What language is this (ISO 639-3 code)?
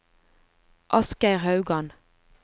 nor